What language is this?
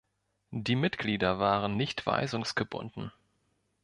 German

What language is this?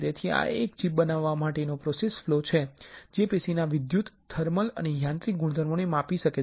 Gujarati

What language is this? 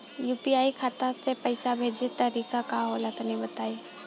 Bhojpuri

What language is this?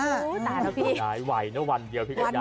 Thai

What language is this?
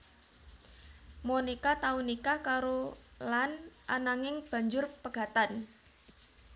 Javanese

